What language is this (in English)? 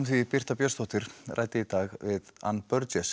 Icelandic